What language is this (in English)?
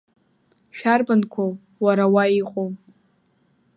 Abkhazian